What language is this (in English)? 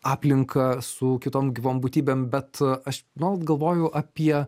Lithuanian